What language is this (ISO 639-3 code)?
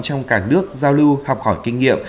vie